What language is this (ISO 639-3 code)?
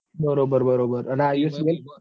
guj